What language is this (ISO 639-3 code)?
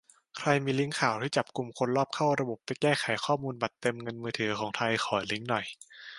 tha